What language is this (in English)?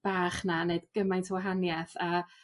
Welsh